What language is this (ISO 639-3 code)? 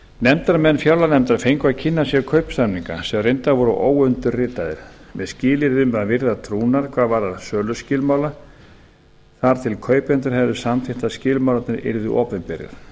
isl